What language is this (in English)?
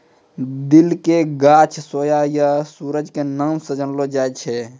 Maithili